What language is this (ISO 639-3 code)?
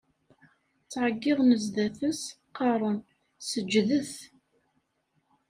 kab